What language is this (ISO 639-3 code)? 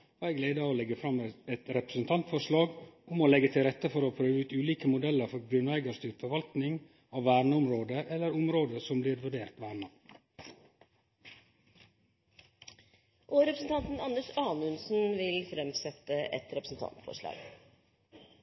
nor